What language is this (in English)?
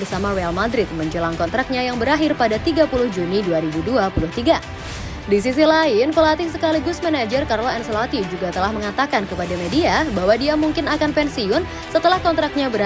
Indonesian